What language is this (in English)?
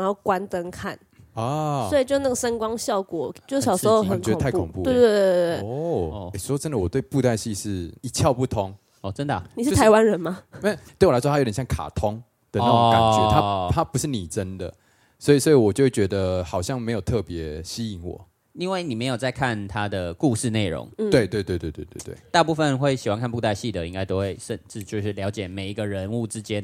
Chinese